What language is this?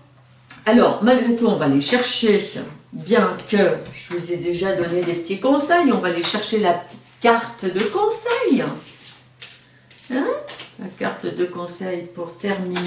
French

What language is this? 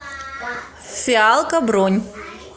Russian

